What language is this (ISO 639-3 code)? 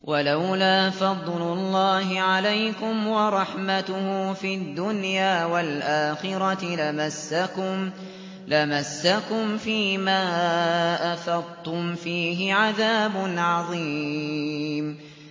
ara